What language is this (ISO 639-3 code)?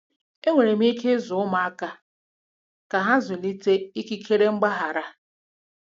ibo